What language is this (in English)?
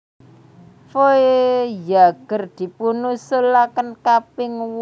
Javanese